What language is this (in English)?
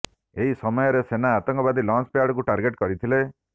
Odia